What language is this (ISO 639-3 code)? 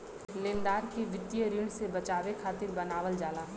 bho